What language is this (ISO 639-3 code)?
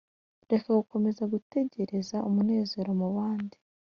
kin